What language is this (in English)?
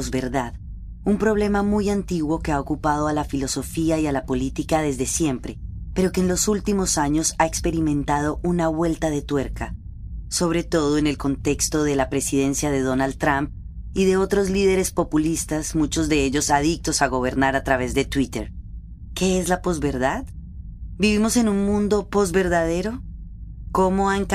Spanish